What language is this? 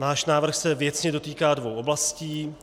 Czech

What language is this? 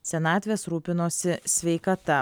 Lithuanian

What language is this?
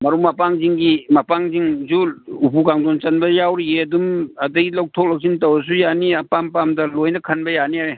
Manipuri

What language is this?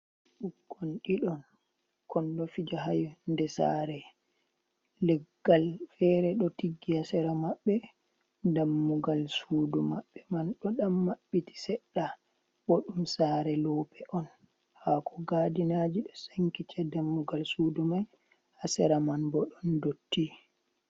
Fula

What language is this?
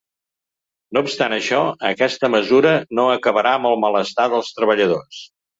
Catalan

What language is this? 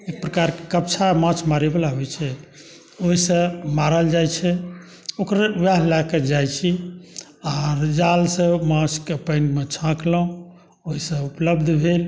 Maithili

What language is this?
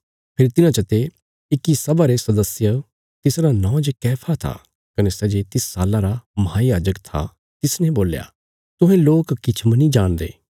Bilaspuri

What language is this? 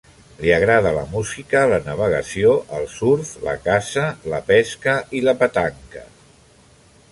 Catalan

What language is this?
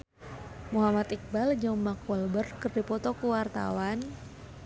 Sundanese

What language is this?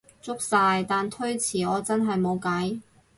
Cantonese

